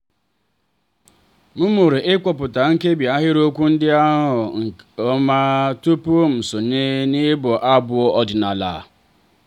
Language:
Igbo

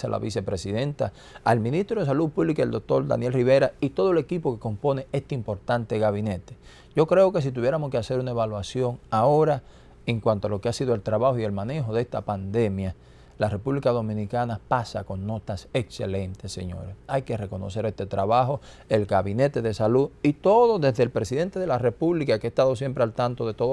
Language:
Spanish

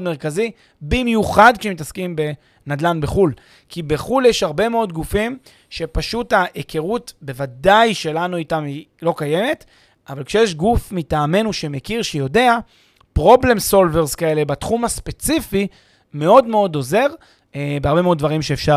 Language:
Hebrew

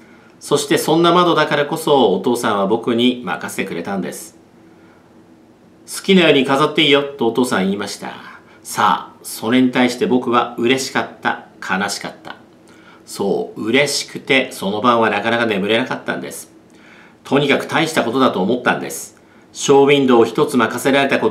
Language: Japanese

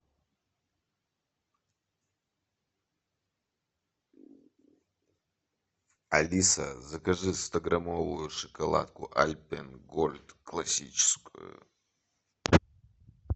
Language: Russian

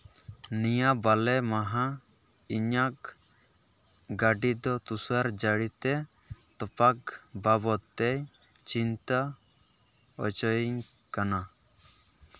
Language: Santali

